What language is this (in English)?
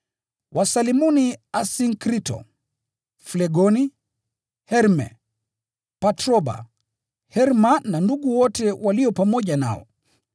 Swahili